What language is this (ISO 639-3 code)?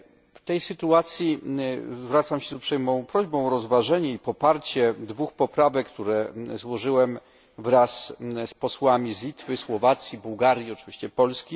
pol